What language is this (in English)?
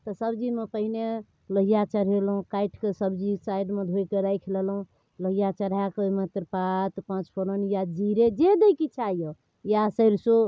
Maithili